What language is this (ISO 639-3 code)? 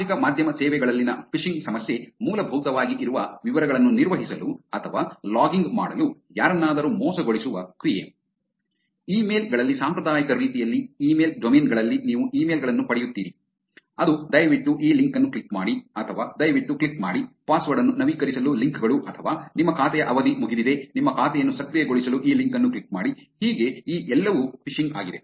kan